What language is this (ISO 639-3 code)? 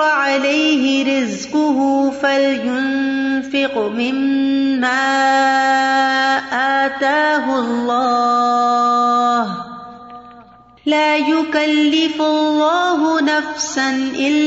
urd